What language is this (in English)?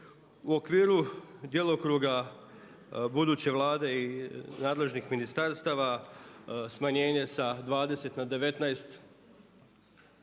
Croatian